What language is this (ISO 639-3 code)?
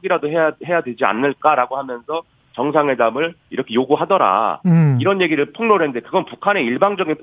kor